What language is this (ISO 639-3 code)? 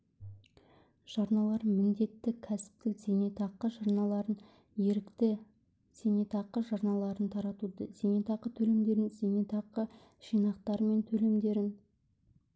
kaz